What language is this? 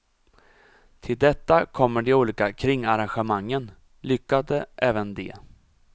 Swedish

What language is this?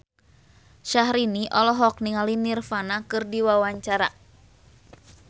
Sundanese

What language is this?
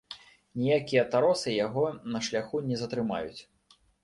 Belarusian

